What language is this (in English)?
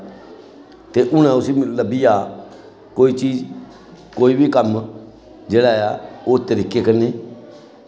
Dogri